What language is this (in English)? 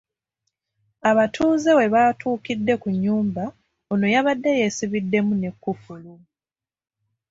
Ganda